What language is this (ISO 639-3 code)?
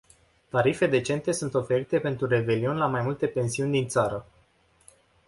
ron